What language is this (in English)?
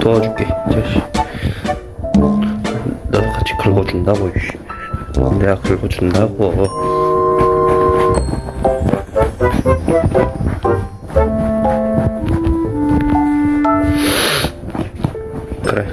Korean